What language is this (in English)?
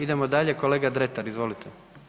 Croatian